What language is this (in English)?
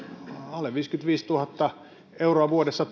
Finnish